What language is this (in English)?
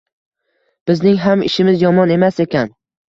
Uzbek